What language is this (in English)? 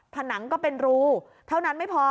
Thai